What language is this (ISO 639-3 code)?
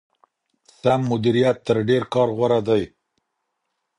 pus